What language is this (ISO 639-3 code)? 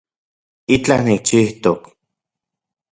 ncx